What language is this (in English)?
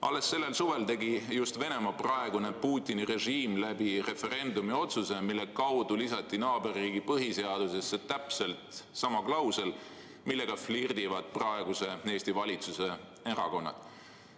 Estonian